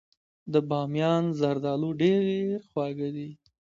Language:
Pashto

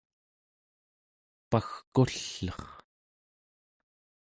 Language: Central Yupik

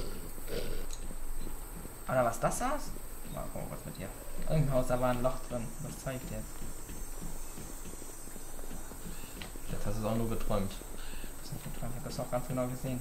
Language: German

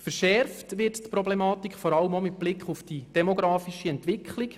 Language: Swiss German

